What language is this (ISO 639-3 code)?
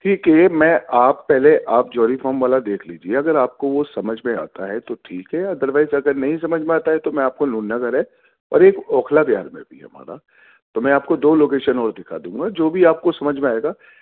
urd